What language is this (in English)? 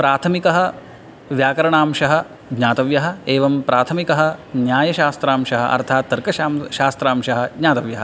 Sanskrit